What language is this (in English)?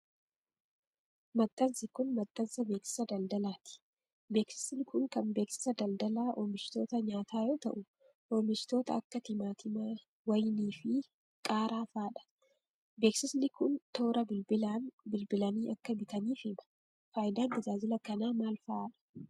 Oromo